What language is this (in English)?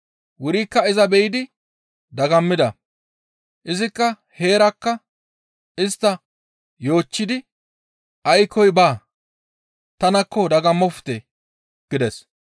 Gamo